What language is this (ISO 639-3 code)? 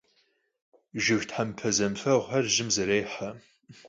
kbd